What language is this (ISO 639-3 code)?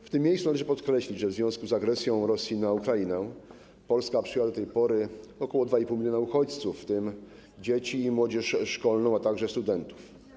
pol